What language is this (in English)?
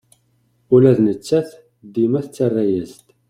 Kabyle